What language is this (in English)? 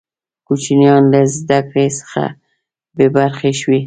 Pashto